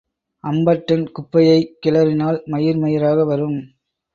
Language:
Tamil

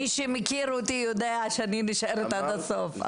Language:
Hebrew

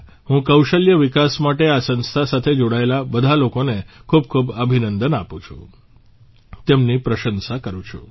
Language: Gujarati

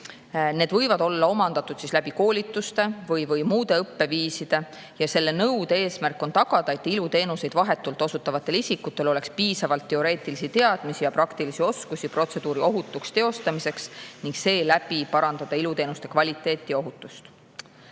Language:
Estonian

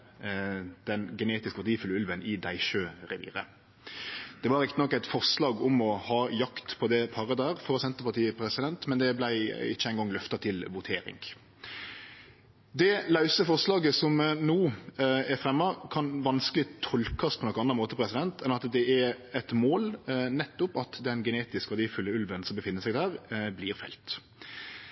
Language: Norwegian Nynorsk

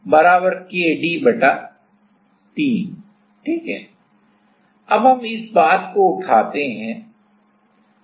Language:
Hindi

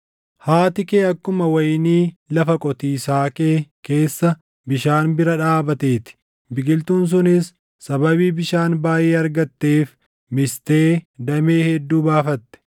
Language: Oromo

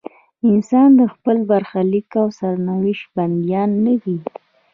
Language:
Pashto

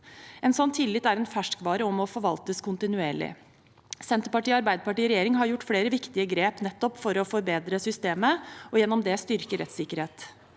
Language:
Norwegian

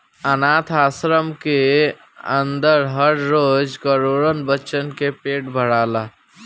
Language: Bhojpuri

